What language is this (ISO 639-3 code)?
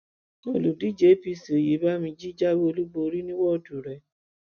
yor